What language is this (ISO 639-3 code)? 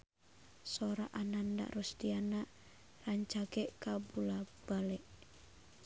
sun